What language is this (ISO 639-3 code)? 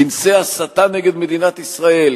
heb